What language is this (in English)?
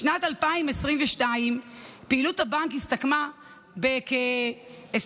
Hebrew